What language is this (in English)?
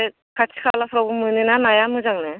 Bodo